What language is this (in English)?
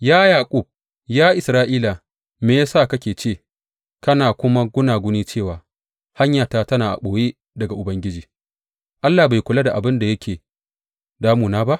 Hausa